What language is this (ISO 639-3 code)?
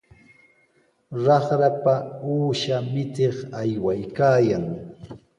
qws